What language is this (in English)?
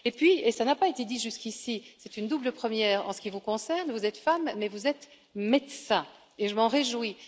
French